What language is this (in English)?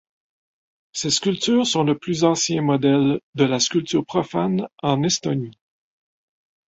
French